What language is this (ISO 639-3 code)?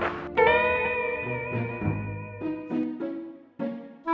ind